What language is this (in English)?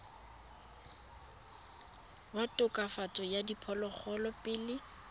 Tswana